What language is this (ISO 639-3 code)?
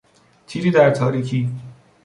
fas